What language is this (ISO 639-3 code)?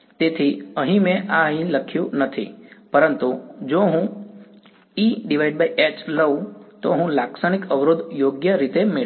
guj